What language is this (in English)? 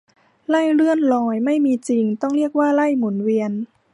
Thai